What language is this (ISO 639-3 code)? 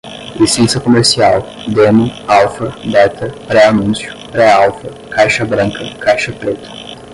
por